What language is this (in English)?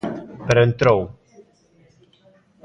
Galician